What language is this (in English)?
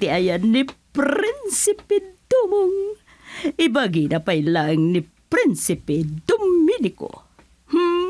Filipino